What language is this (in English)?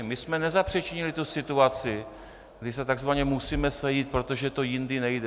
Czech